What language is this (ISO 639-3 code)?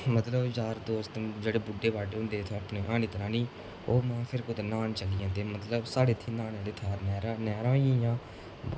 doi